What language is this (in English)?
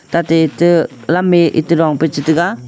Wancho Naga